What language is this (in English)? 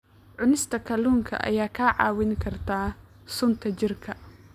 Somali